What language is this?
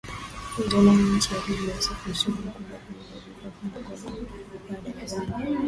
Swahili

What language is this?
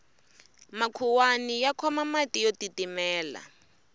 Tsonga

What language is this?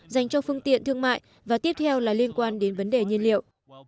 Vietnamese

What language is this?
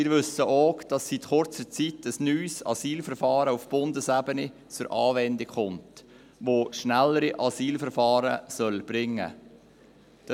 Swiss German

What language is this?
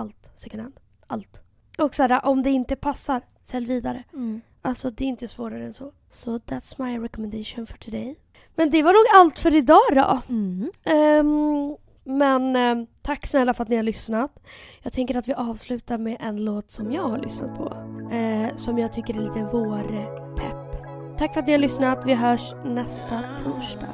Swedish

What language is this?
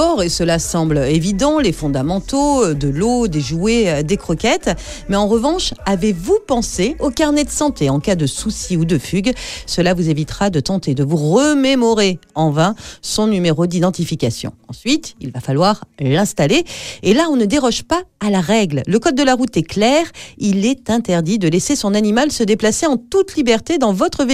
French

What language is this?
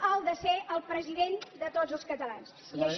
Catalan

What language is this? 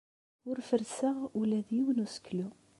Kabyle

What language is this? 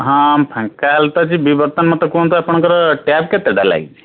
Odia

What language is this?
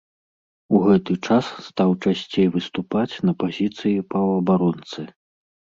Belarusian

